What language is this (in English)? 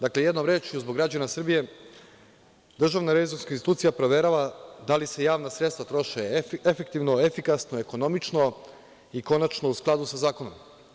Serbian